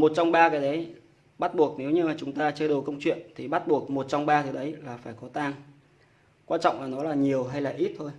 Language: Vietnamese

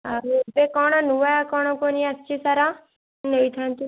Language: Odia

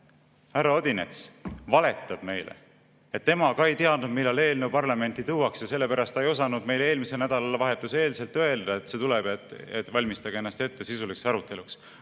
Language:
Estonian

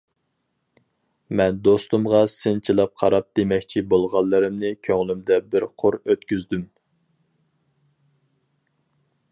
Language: Uyghur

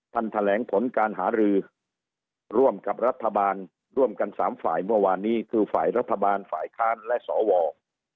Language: Thai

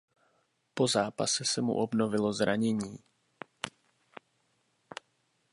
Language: Czech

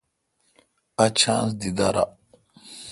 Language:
Kalkoti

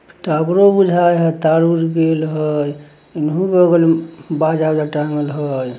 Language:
Magahi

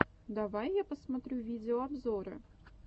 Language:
Russian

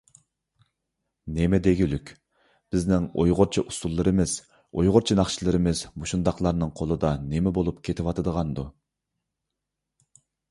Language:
Uyghur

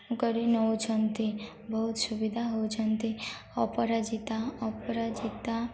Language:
Odia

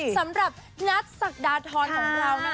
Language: Thai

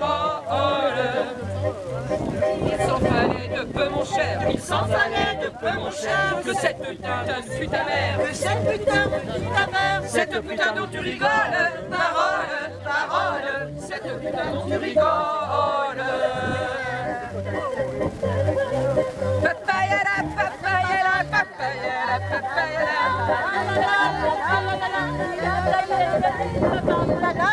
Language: French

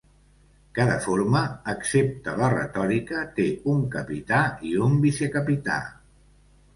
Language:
Catalan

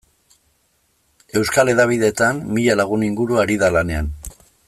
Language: Basque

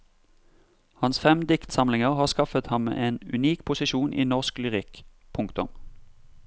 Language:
Norwegian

